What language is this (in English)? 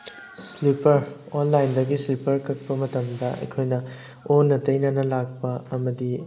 Manipuri